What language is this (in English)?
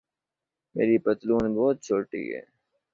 Urdu